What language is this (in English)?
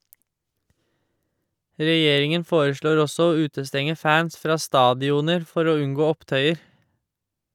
Norwegian